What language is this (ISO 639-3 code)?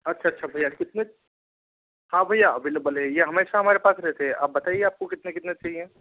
hin